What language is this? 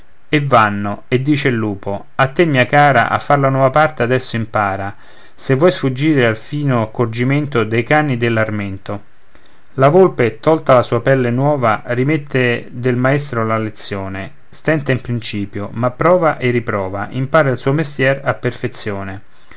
Italian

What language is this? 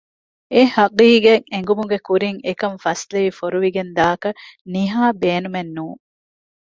Divehi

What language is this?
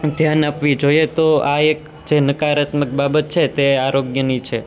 Gujarati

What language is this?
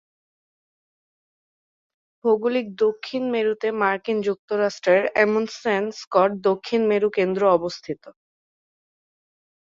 Bangla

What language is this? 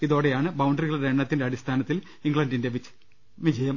Malayalam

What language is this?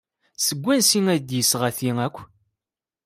Kabyle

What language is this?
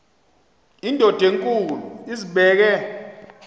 Xhosa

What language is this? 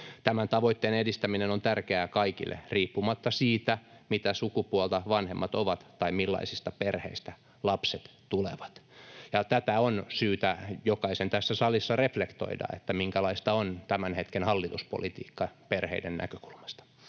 Finnish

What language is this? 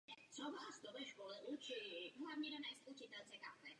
Czech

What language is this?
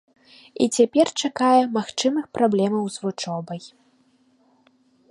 Belarusian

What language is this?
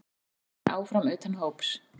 Icelandic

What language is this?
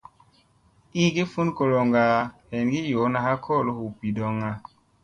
Musey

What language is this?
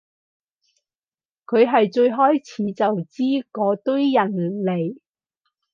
Cantonese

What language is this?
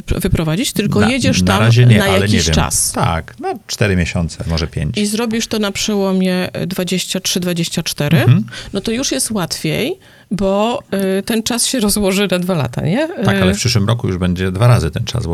Polish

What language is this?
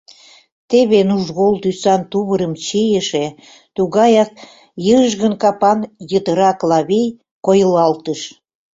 Mari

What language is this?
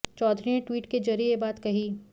Hindi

